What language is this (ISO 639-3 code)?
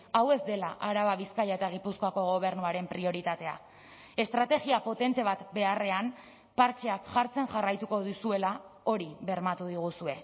eus